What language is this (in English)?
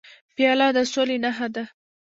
Pashto